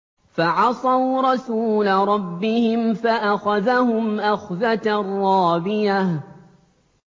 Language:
Arabic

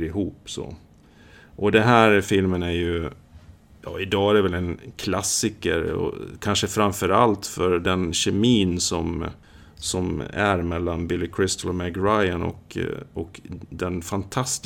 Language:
Swedish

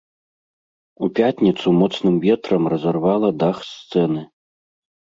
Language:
Belarusian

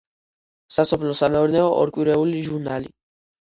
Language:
Georgian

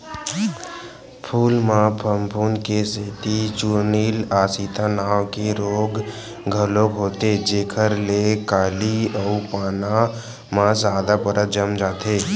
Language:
Chhattisgarhi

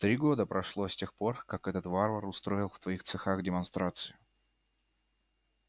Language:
Russian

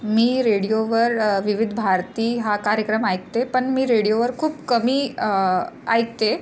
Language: Marathi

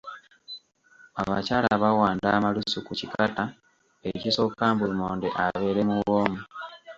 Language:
Ganda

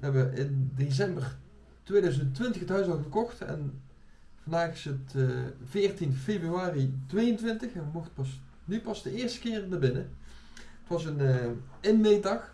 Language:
Dutch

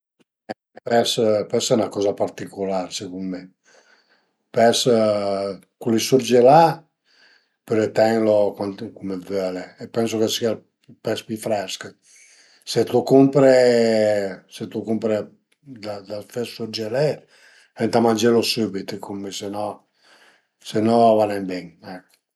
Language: Piedmontese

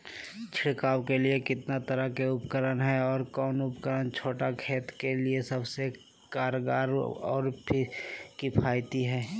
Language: Magahi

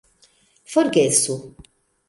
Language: Esperanto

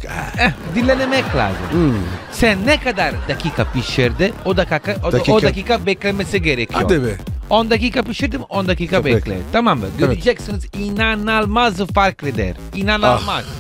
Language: Turkish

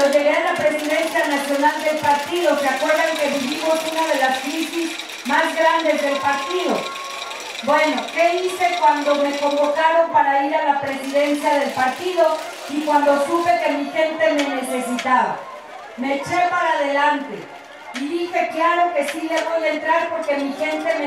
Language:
Spanish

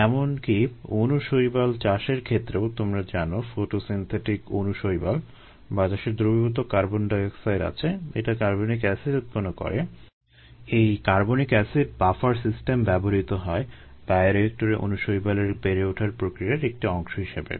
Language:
Bangla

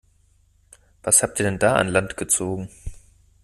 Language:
German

